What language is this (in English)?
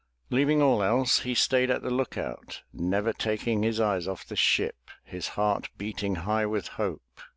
English